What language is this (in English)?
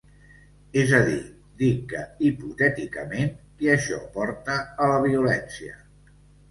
Catalan